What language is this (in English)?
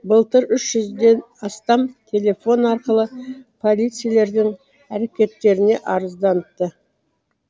Kazakh